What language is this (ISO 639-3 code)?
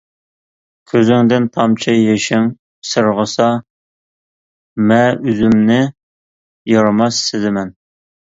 uig